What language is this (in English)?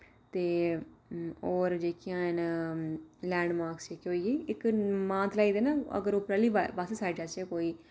Dogri